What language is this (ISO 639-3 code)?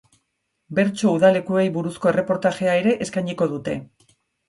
eus